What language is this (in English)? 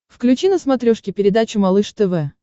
Russian